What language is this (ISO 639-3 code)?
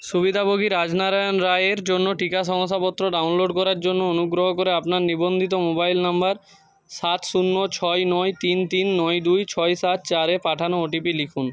ben